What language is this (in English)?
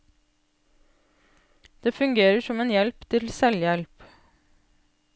Norwegian